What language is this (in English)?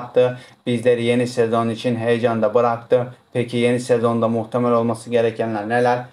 Turkish